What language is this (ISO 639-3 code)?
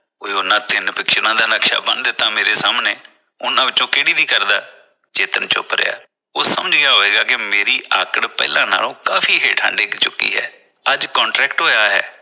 pan